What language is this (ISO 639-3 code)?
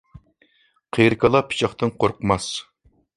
uig